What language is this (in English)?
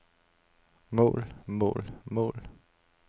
Danish